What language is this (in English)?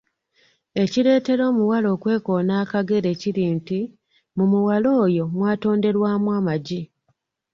Ganda